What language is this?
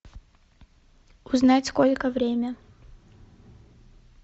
Russian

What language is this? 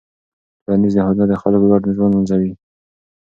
Pashto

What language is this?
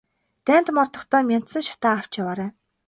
Mongolian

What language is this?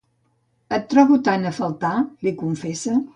Catalan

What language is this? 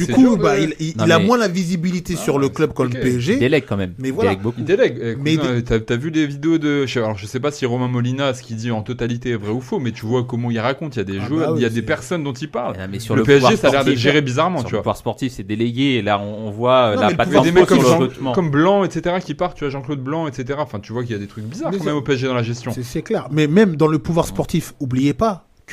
French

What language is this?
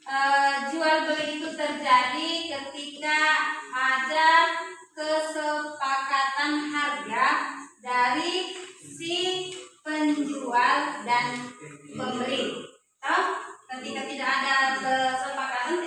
Indonesian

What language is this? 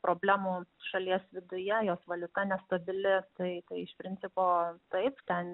Lithuanian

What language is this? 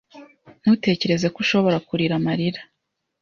Kinyarwanda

